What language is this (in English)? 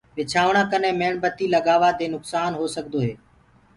Gurgula